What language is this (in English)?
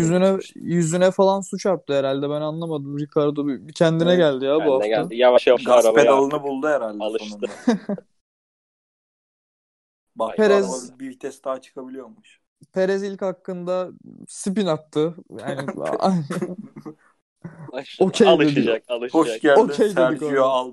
Turkish